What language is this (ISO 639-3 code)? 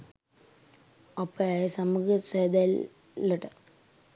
sin